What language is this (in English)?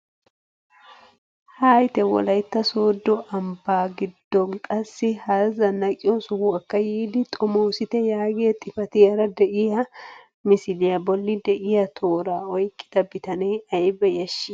Wolaytta